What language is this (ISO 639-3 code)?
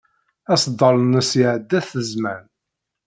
kab